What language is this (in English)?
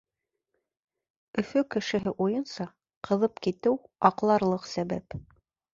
Bashkir